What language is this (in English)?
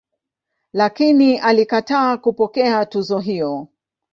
Swahili